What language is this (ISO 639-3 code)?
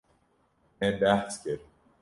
kur